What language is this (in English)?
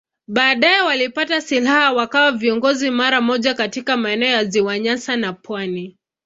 Swahili